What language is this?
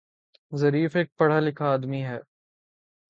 Urdu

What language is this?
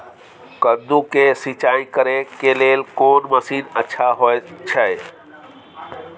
Maithili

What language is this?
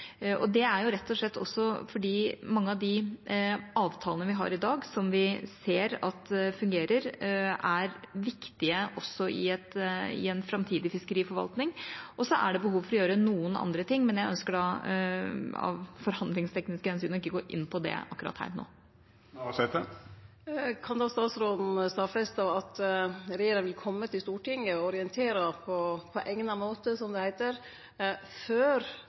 Norwegian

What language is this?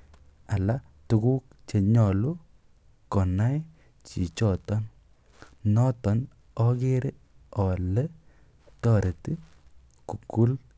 Kalenjin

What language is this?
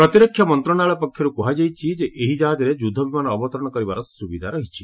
Odia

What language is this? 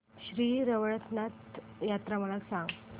Marathi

